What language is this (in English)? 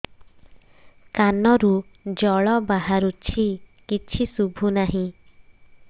Odia